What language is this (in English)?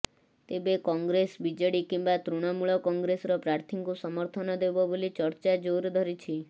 Odia